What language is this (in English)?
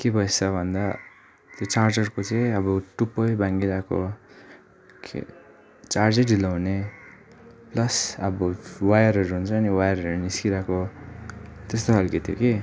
Nepali